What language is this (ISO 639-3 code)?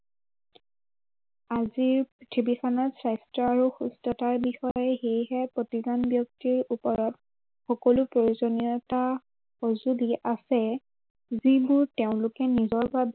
asm